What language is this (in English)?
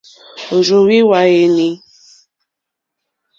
Mokpwe